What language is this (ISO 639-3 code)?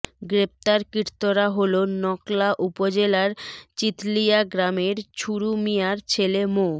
ben